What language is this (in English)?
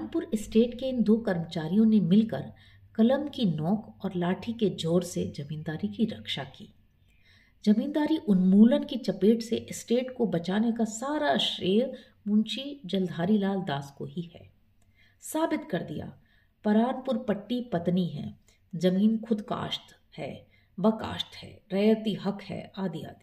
Hindi